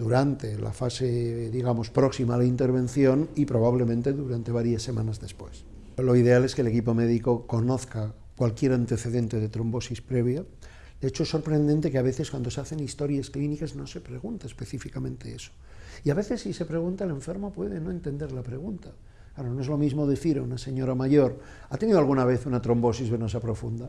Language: Spanish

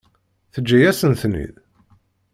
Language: Kabyle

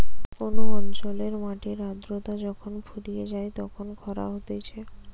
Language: Bangla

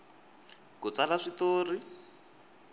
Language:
Tsonga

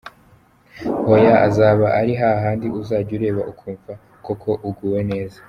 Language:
Kinyarwanda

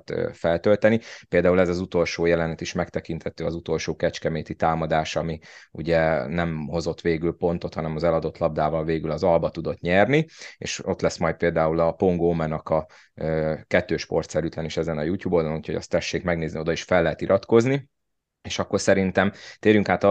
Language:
Hungarian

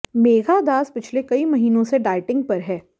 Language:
Hindi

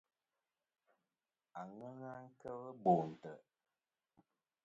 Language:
Kom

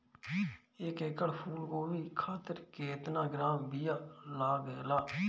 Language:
Bhojpuri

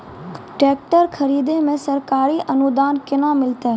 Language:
Maithili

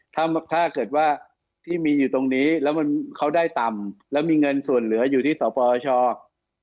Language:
Thai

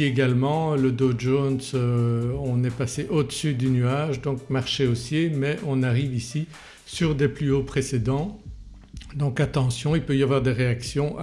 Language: French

